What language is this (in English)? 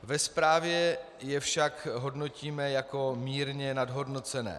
Czech